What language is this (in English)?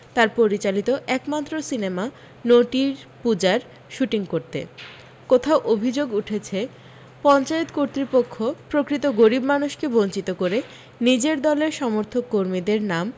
Bangla